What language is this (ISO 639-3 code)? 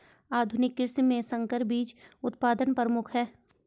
hin